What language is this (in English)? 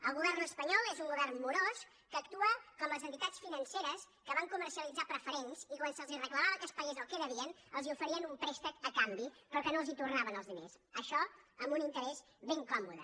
Catalan